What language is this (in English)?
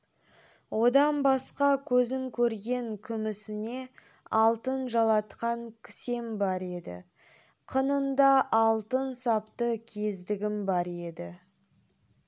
Kazakh